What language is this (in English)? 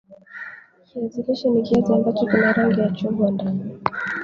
Swahili